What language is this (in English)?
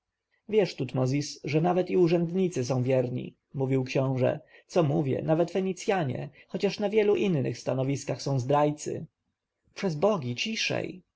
Polish